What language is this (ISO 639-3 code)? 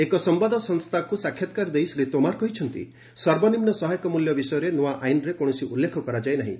ori